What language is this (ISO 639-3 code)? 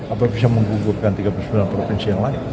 ind